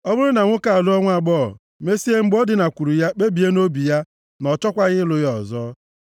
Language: Igbo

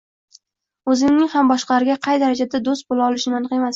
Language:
Uzbek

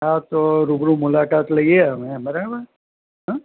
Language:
Gujarati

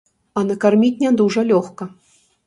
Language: Belarusian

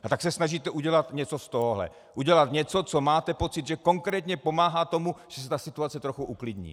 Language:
Czech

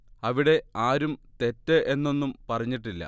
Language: Malayalam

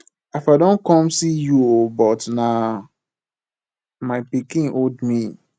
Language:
Nigerian Pidgin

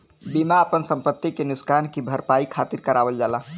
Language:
Bhojpuri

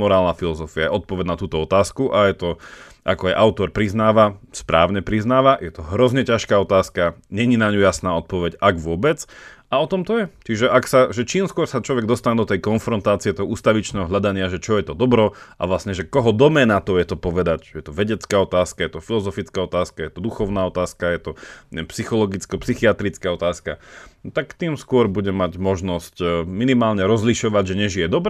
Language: Slovak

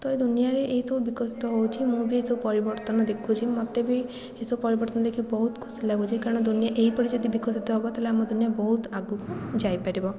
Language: Odia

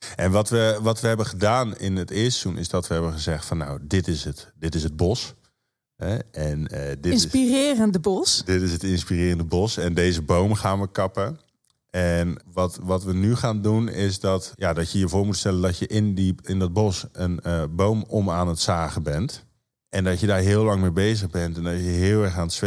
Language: Dutch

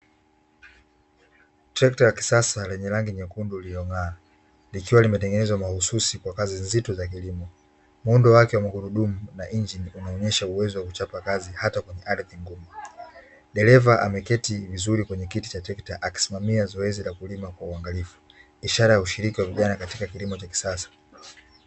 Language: Swahili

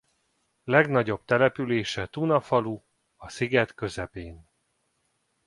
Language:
Hungarian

